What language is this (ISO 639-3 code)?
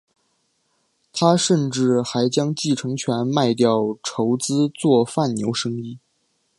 zho